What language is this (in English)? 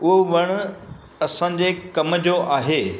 Sindhi